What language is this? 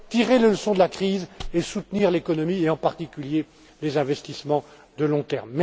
French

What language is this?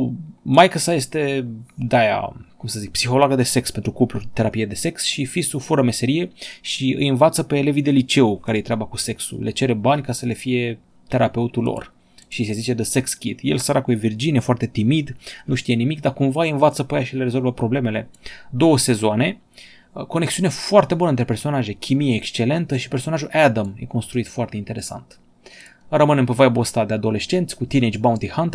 Romanian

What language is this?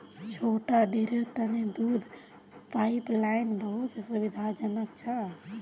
Magahi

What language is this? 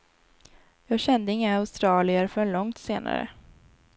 Swedish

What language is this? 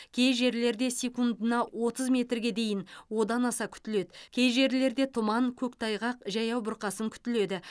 Kazakh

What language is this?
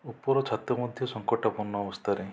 Odia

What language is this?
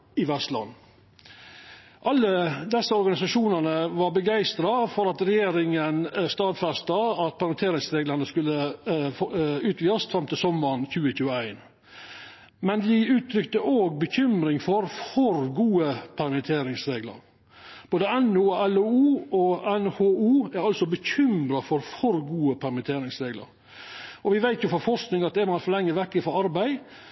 Norwegian Nynorsk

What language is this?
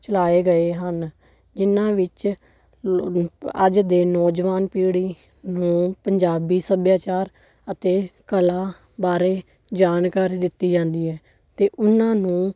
Punjabi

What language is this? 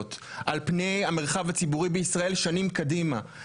Hebrew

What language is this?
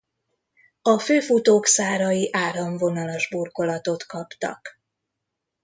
Hungarian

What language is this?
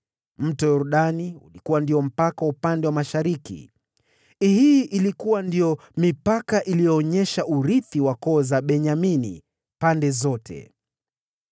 Swahili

